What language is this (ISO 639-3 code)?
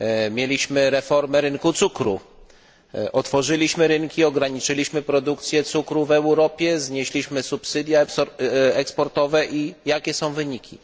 pol